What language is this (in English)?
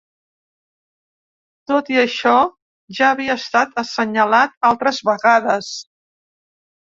Catalan